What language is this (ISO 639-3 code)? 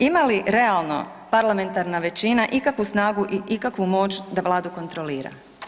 hrv